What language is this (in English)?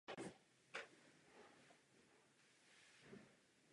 Czech